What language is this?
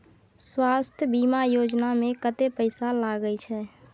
Maithili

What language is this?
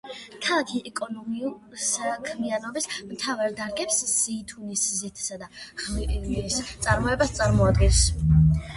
Georgian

